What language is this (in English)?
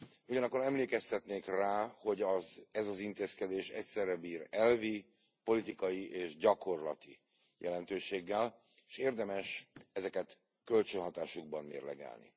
Hungarian